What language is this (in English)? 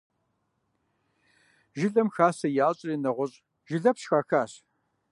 Kabardian